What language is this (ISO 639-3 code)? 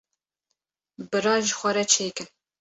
kur